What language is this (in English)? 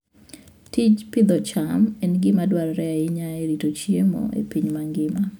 Luo (Kenya and Tanzania)